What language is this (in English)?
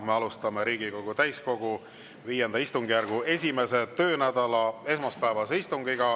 Estonian